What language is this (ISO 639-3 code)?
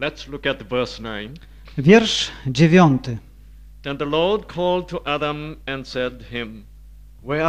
pol